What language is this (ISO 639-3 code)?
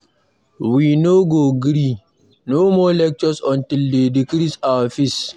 pcm